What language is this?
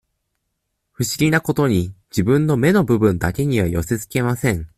Japanese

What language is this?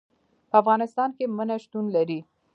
Pashto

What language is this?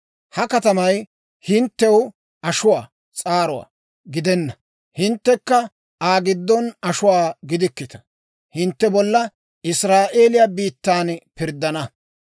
Dawro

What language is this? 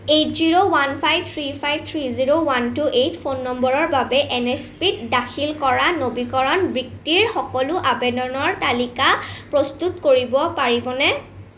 Assamese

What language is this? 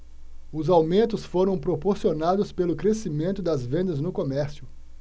Portuguese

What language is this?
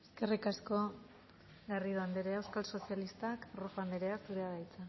Basque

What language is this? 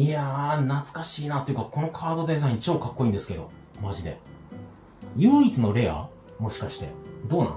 Japanese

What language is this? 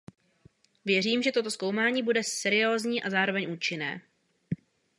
Czech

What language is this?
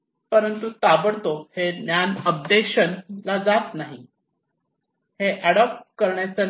Marathi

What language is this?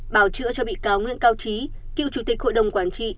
Vietnamese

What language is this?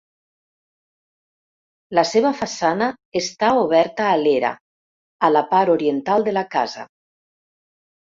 Catalan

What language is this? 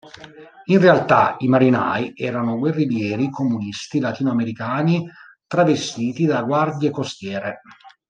Italian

